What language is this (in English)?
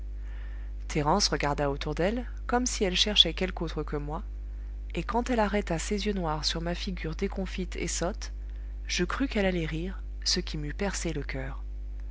French